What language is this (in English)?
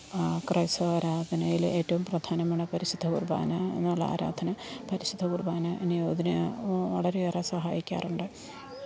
Malayalam